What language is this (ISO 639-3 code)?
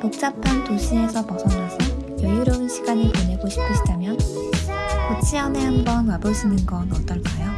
kor